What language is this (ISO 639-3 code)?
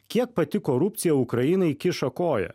lit